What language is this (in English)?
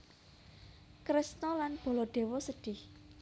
Javanese